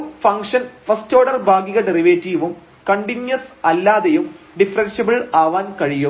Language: Malayalam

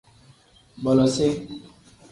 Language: Tem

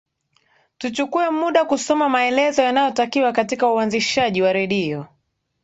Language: Swahili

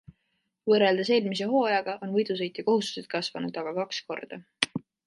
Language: Estonian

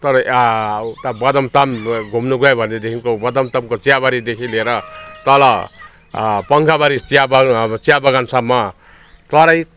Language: Nepali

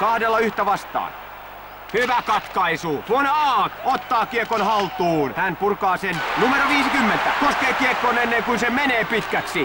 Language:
Finnish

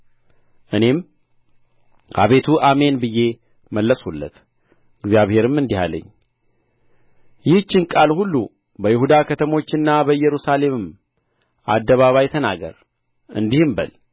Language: Amharic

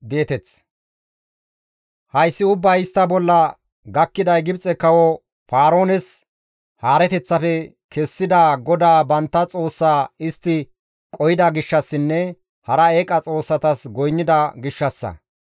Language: Gamo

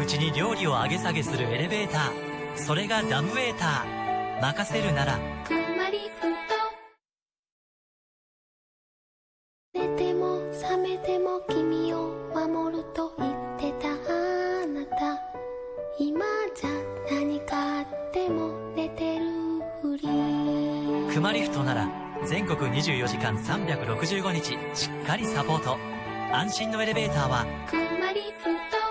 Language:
Japanese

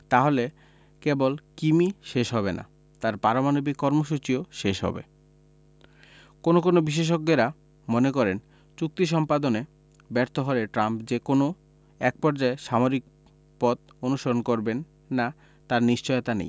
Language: Bangla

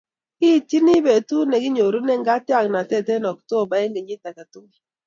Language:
Kalenjin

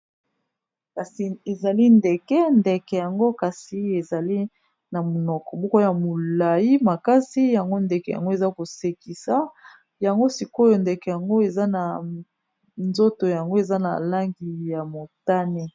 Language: Lingala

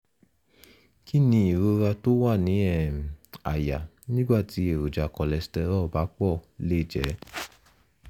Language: Yoruba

